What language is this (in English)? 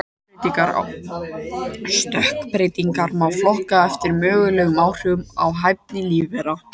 Icelandic